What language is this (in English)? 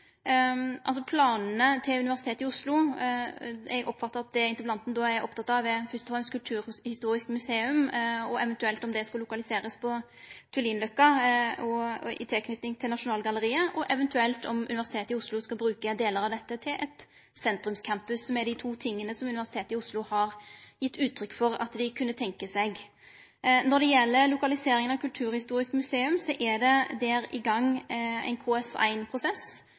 Norwegian Nynorsk